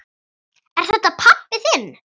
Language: Icelandic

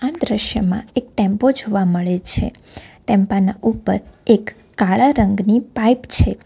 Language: Gujarati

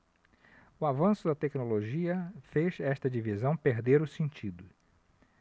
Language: Portuguese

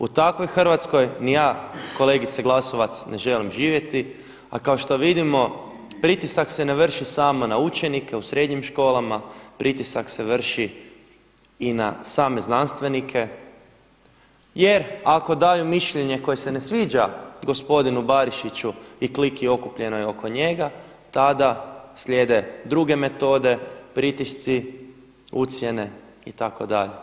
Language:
Croatian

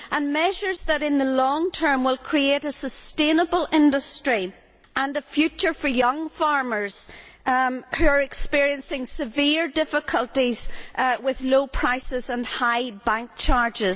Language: English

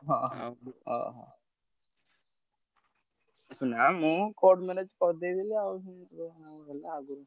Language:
Odia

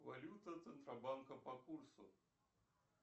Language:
Russian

